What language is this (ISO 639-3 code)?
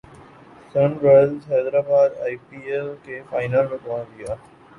urd